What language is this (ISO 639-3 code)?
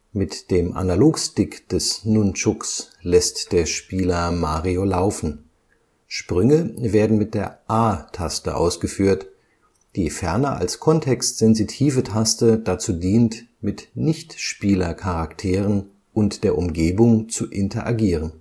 deu